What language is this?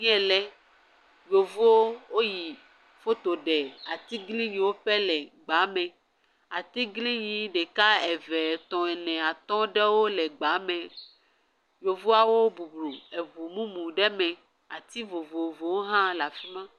Ewe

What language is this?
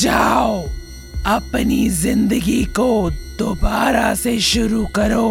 Hindi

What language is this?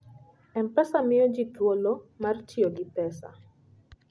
Luo (Kenya and Tanzania)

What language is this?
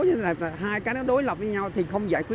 Vietnamese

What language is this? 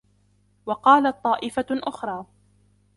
Arabic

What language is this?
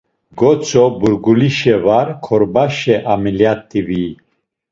Laz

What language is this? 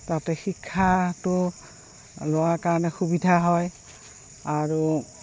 Assamese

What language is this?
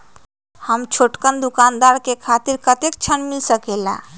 Magahi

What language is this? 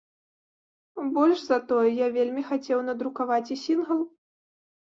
Belarusian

